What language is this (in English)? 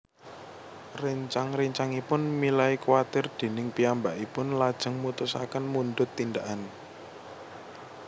Javanese